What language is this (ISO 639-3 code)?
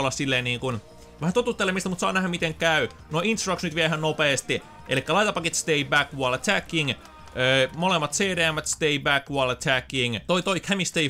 fin